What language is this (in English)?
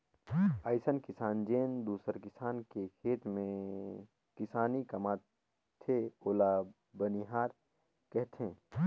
Chhattisgarhi